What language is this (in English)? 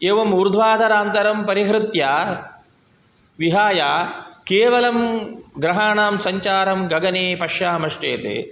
Sanskrit